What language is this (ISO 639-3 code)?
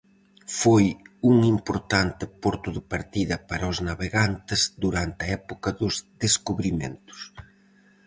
glg